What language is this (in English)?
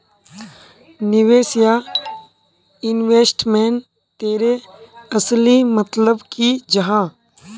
Magahi